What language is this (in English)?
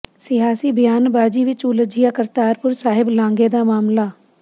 Punjabi